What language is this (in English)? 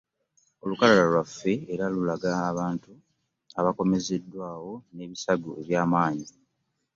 Ganda